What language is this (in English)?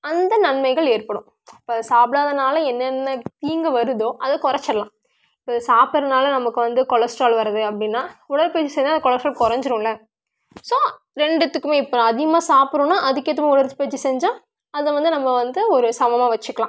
Tamil